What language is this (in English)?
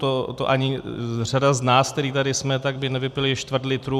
Czech